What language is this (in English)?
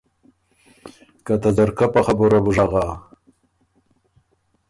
Ormuri